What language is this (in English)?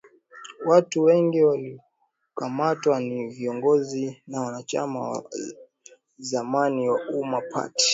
Swahili